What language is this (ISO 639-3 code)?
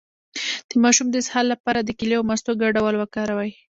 pus